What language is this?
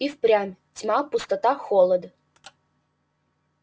Russian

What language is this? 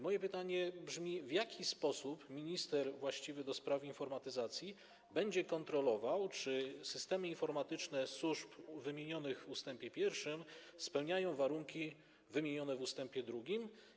Polish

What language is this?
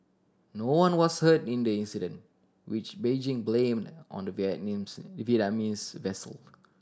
English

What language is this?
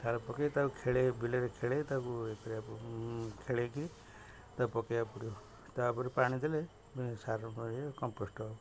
Odia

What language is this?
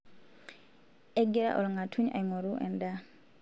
Masai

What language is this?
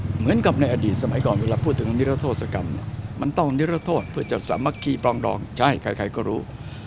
Thai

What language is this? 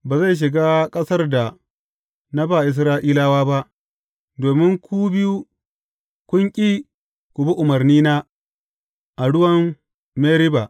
Hausa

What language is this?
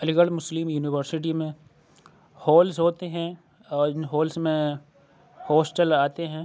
Urdu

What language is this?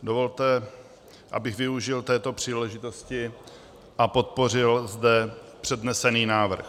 Czech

